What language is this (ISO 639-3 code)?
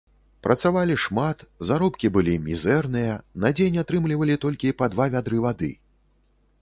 bel